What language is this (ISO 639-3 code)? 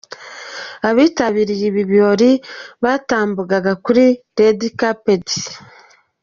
kin